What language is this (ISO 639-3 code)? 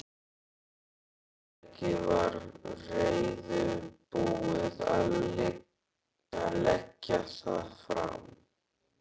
isl